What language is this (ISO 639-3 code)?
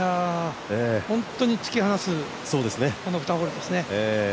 jpn